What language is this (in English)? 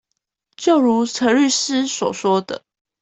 Chinese